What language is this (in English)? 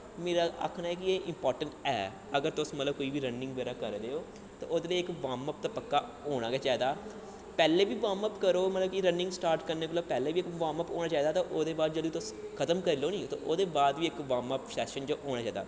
Dogri